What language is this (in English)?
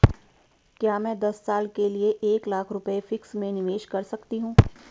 Hindi